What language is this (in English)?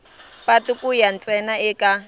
Tsonga